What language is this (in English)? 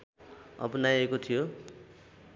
Nepali